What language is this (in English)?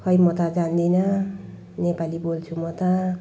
Nepali